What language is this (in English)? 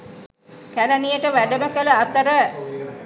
Sinhala